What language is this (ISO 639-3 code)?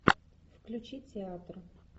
rus